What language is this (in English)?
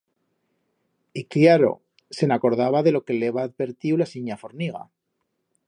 Aragonese